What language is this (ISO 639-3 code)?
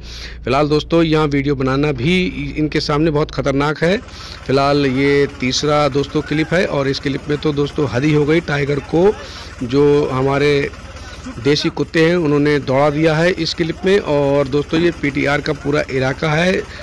hin